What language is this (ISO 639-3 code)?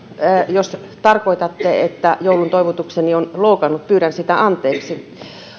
fin